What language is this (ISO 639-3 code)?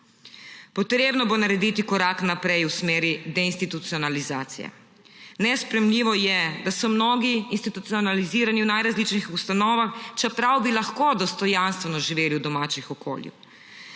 slv